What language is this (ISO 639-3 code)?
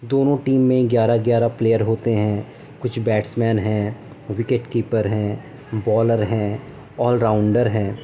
urd